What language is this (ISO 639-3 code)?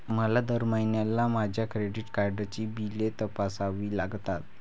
mar